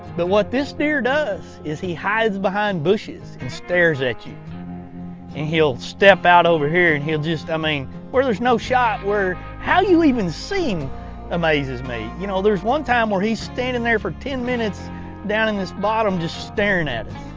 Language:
English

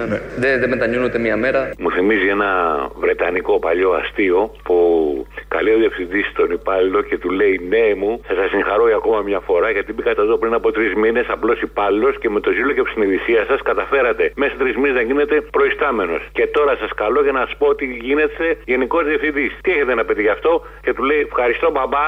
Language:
Greek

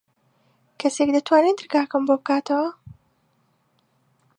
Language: Central Kurdish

